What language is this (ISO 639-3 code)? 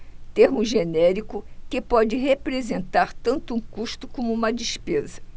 por